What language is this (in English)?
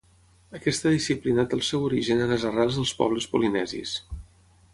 Catalan